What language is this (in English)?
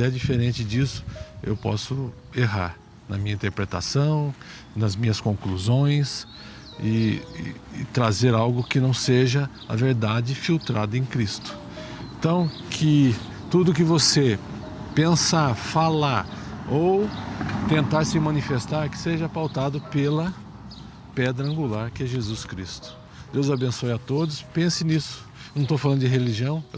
Portuguese